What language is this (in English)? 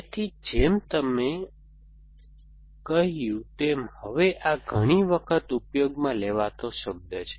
Gujarati